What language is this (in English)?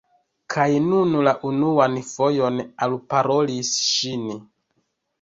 Esperanto